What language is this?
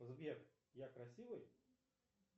Russian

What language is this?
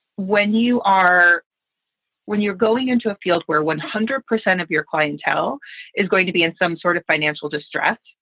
English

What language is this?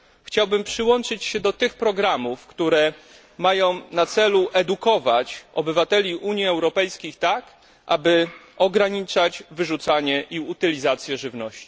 Polish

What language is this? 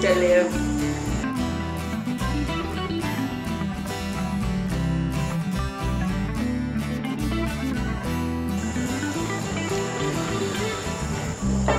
Tamil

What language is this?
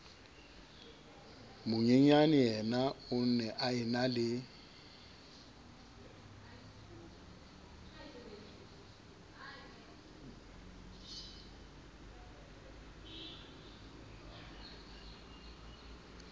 Southern Sotho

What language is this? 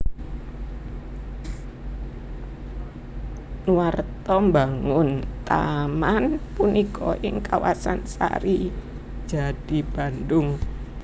Javanese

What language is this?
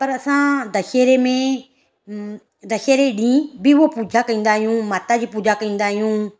Sindhi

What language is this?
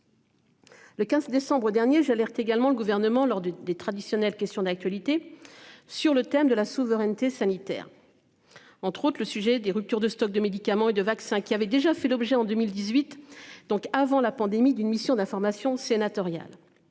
French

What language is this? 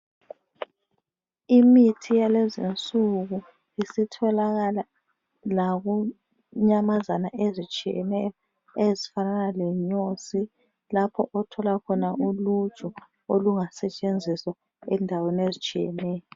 North Ndebele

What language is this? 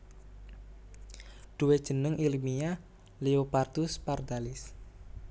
Javanese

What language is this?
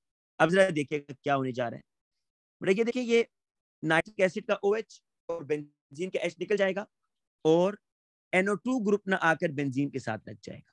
Hindi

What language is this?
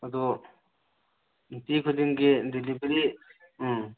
Manipuri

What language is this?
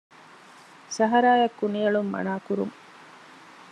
Divehi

